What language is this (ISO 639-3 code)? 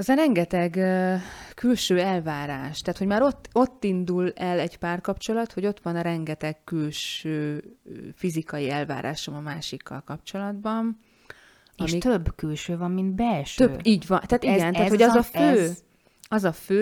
hun